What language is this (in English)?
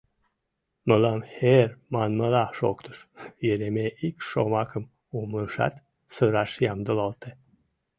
Mari